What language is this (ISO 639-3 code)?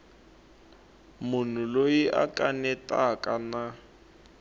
tso